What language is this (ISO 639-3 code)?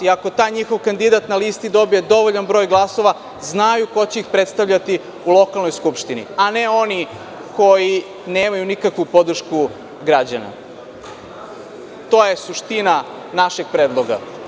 srp